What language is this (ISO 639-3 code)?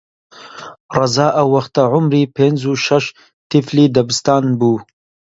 ckb